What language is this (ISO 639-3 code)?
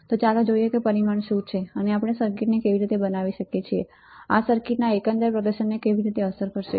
guj